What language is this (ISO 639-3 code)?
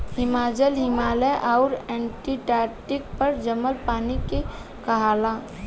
bho